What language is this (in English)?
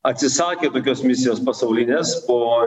Lithuanian